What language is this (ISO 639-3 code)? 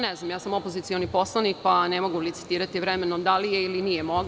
srp